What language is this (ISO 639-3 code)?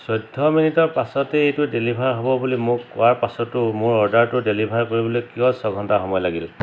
asm